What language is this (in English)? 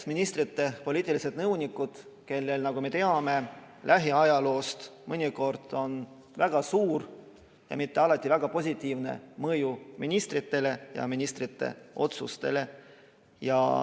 Estonian